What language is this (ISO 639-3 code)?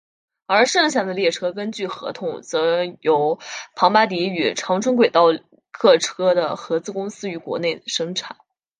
zho